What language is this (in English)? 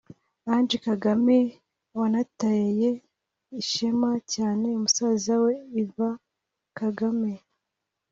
Kinyarwanda